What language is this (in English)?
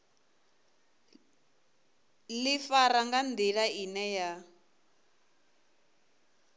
Venda